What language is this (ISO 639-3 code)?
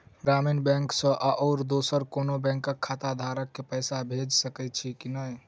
mai